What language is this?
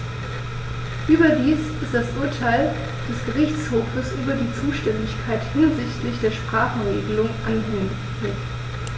German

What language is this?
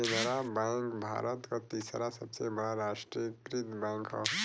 Bhojpuri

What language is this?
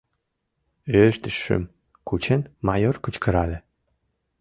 Mari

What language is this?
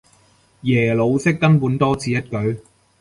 Cantonese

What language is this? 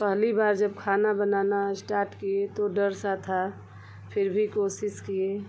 Hindi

